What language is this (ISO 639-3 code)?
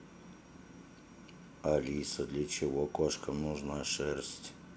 rus